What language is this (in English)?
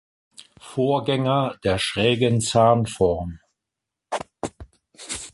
German